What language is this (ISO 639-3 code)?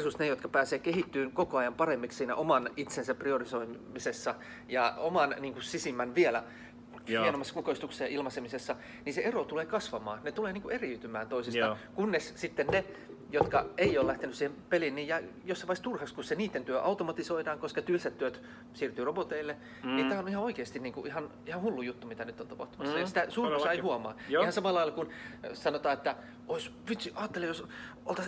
fin